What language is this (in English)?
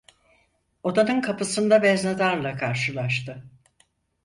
Turkish